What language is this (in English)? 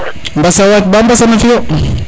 Serer